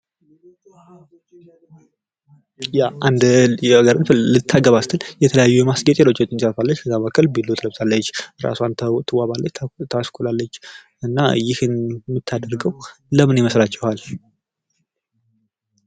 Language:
Amharic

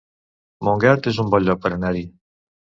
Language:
Catalan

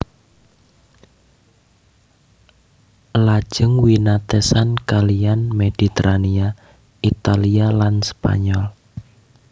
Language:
Javanese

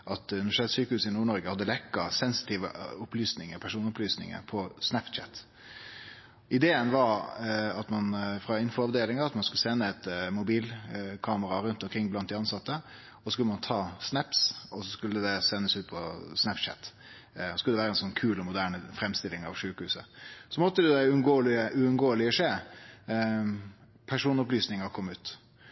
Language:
Norwegian Nynorsk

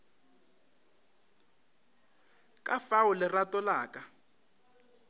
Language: Northern Sotho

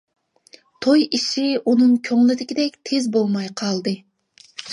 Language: Uyghur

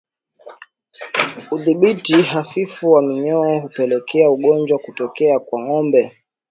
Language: Swahili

